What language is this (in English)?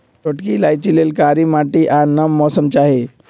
Magahi